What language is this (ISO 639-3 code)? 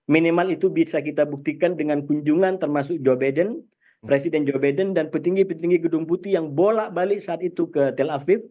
ind